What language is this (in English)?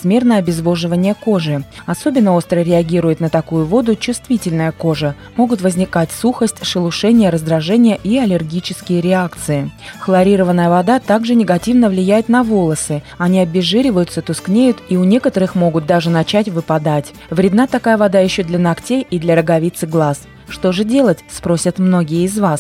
Russian